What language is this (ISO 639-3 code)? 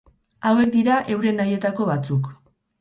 eus